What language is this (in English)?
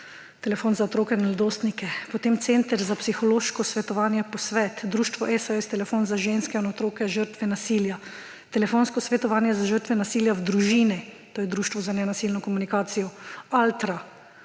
Slovenian